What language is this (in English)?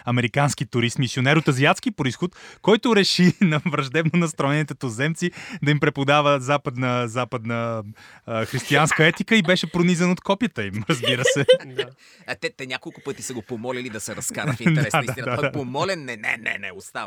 Bulgarian